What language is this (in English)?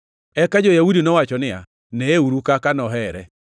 Luo (Kenya and Tanzania)